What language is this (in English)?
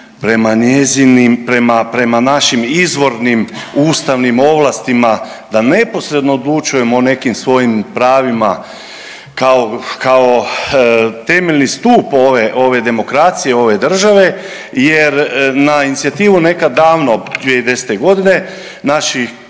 Croatian